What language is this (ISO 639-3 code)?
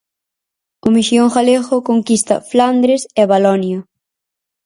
glg